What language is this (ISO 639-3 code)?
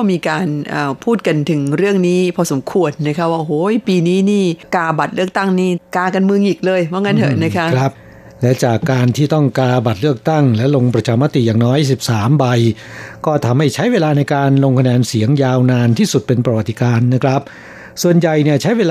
tha